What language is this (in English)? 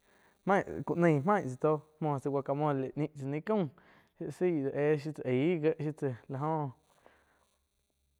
Quiotepec Chinantec